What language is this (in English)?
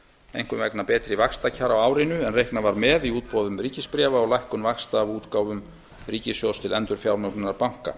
Icelandic